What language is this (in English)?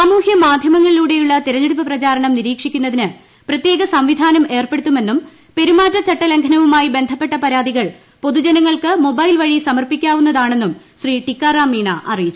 Malayalam